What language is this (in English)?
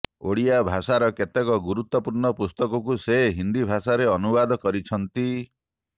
Odia